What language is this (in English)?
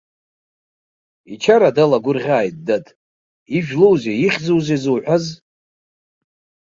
Abkhazian